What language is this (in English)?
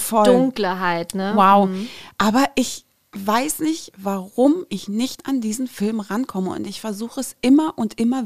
German